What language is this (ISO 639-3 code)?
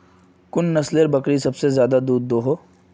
mag